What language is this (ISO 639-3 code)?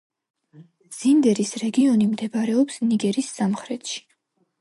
kat